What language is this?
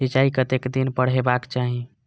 Maithili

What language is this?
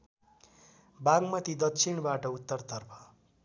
Nepali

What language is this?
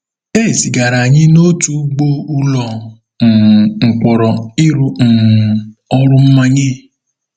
Igbo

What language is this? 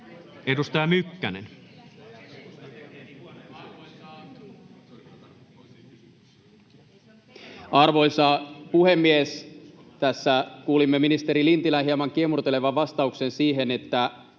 Finnish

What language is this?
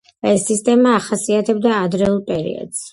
Georgian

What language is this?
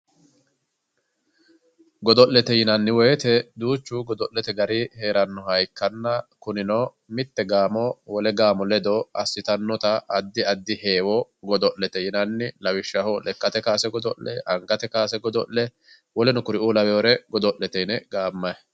Sidamo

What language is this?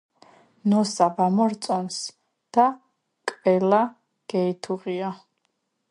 Georgian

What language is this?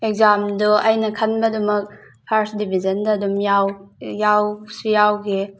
Manipuri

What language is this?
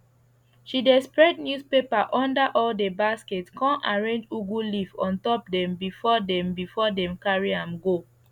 Nigerian Pidgin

